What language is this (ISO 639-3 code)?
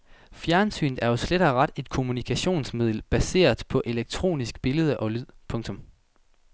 dan